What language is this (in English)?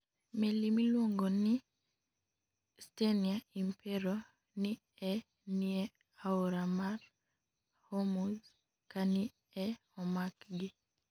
Luo (Kenya and Tanzania)